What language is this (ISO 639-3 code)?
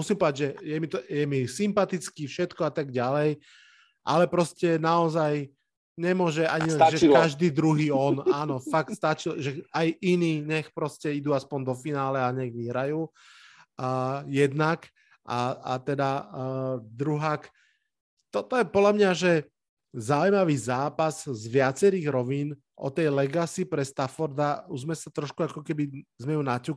slk